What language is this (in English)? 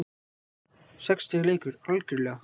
Icelandic